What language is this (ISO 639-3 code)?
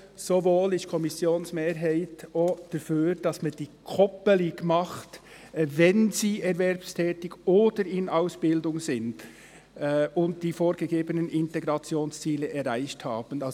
gsw